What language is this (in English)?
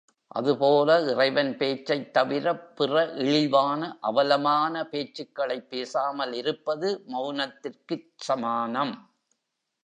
Tamil